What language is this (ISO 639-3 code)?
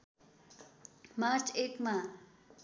nep